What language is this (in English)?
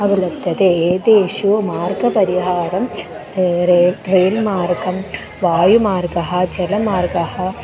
Sanskrit